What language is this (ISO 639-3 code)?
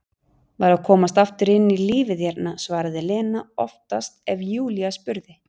isl